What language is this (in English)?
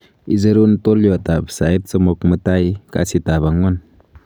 Kalenjin